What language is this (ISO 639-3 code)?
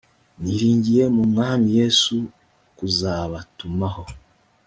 kin